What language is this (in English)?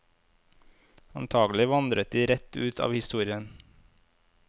Norwegian